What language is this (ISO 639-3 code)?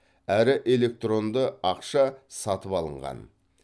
kaz